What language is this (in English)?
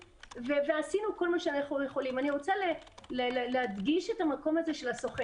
Hebrew